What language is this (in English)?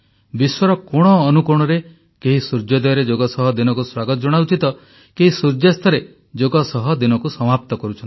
Odia